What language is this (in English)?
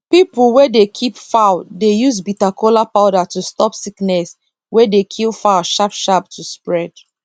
Nigerian Pidgin